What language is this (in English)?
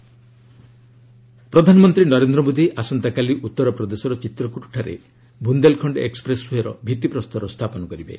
Odia